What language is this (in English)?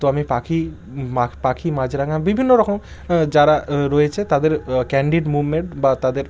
Bangla